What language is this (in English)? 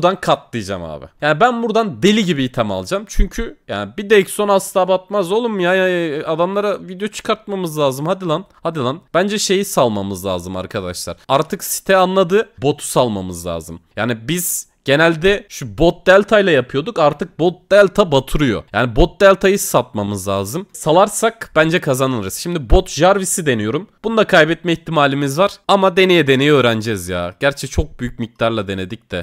Turkish